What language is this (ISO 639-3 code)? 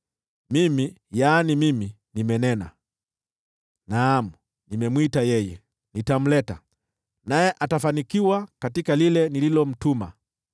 swa